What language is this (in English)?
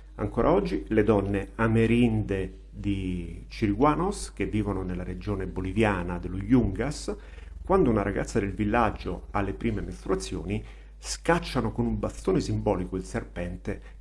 Italian